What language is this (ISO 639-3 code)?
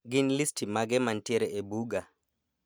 luo